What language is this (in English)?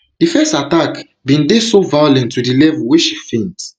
Nigerian Pidgin